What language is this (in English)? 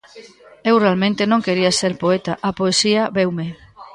Galician